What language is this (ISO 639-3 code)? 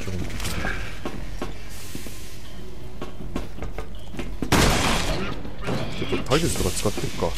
jpn